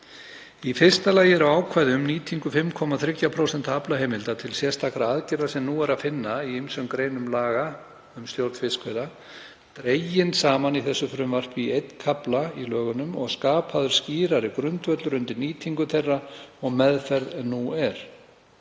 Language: Icelandic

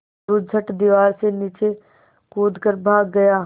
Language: Hindi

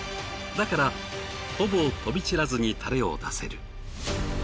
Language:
Japanese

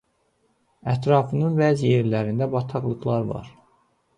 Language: Azerbaijani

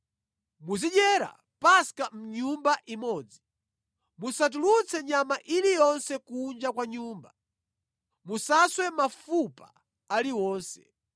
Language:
Nyanja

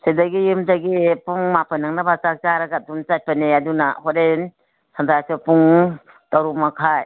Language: Manipuri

